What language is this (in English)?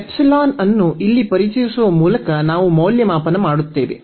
Kannada